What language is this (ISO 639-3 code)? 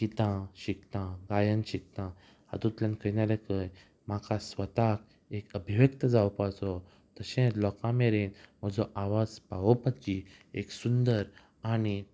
kok